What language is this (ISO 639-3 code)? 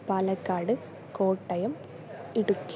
san